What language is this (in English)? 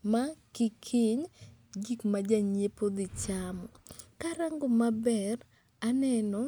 Luo (Kenya and Tanzania)